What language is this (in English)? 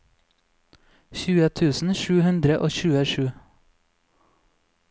Norwegian